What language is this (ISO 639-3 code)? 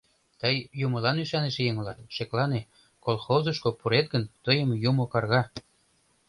chm